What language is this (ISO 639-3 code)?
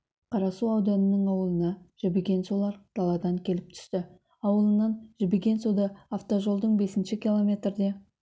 kaz